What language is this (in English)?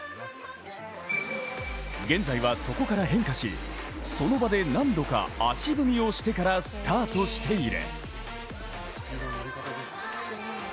Japanese